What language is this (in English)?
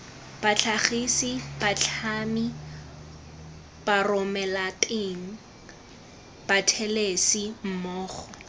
Tswana